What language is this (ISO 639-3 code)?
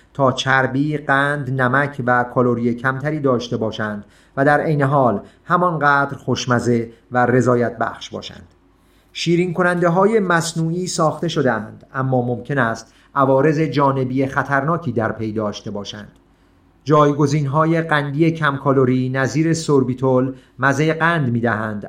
fas